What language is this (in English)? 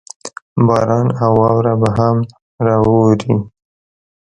Pashto